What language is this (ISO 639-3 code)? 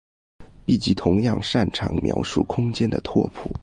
zho